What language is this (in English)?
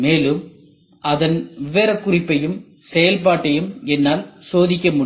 Tamil